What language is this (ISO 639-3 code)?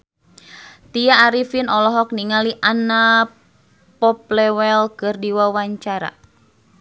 sun